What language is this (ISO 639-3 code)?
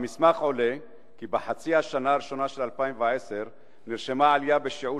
heb